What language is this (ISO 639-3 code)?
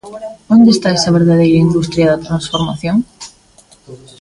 glg